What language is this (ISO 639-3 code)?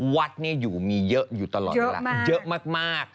tha